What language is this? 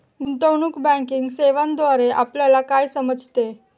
Marathi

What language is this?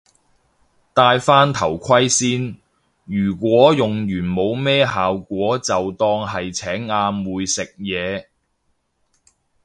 Cantonese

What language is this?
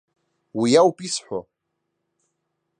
Abkhazian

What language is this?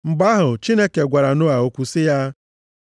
Igbo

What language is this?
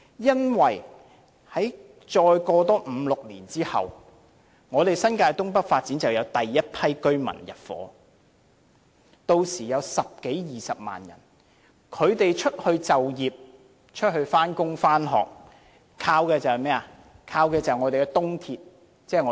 Cantonese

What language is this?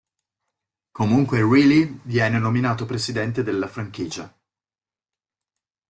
Italian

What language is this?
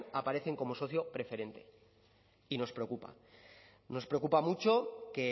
Spanish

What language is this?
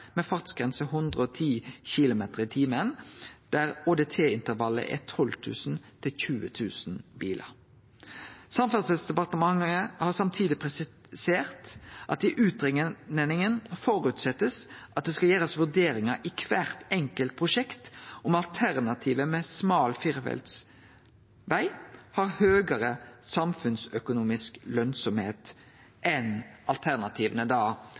Norwegian Nynorsk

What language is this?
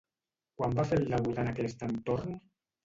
Catalan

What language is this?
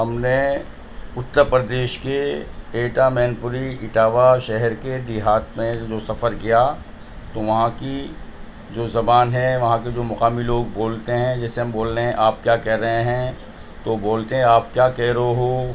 Urdu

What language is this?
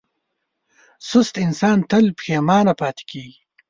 Pashto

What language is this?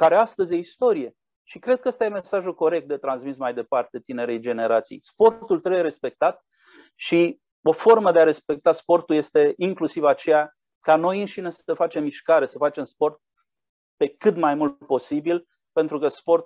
Romanian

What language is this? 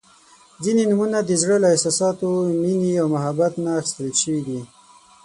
Pashto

